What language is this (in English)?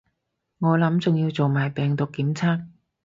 Cantonese